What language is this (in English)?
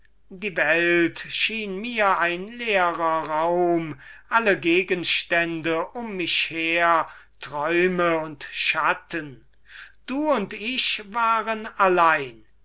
German